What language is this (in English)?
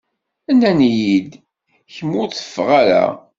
Kabyle